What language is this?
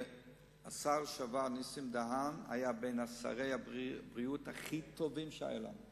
Hebrew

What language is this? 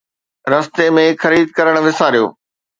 Sindhi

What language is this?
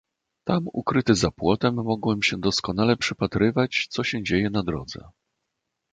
Polish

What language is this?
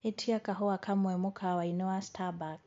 Kikuyu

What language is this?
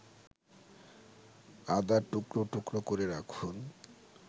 Bangla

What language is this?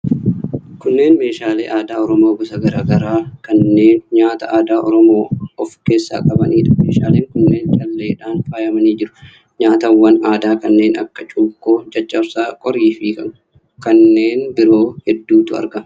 Oromo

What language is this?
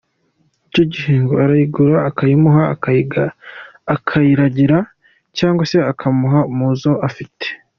Kinyarwanda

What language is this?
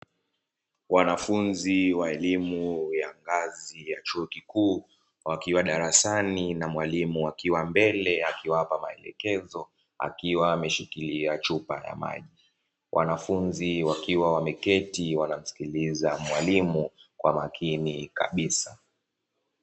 Swahili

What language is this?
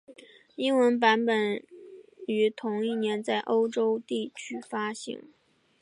Chinese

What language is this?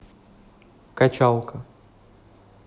Russian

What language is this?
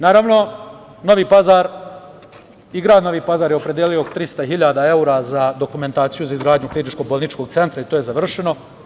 Serbian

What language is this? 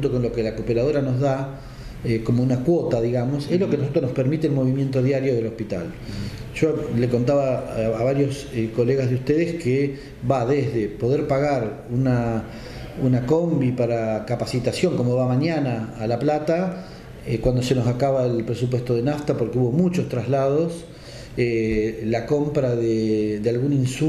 Spanish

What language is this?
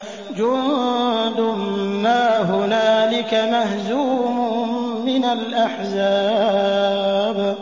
Arabic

